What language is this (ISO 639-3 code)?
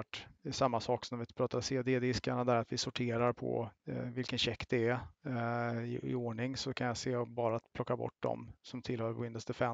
swe